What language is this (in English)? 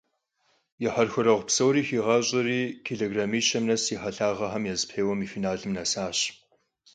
Kabardian